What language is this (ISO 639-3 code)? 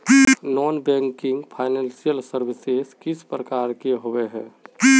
mag